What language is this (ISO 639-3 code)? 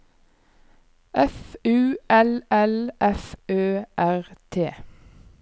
nor